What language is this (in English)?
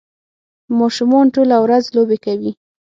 Pashto